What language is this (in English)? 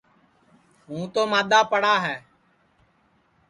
Sansi